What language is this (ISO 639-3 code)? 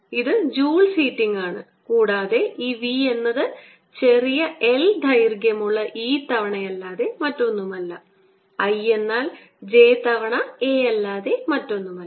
mal